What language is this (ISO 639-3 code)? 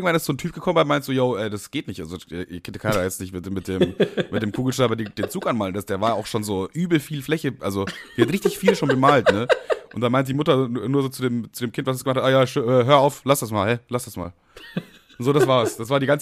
deu